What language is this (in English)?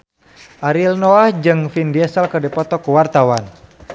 Sundanese